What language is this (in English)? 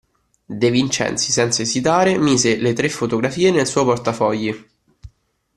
Italian